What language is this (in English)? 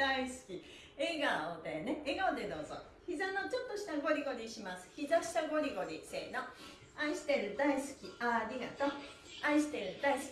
Japanese